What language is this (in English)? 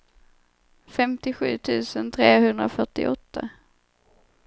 Swedish